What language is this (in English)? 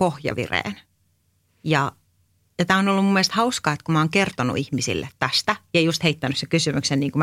Finnish